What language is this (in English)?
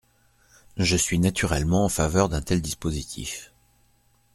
French